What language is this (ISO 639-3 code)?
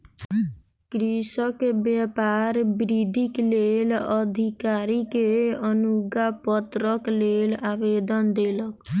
mai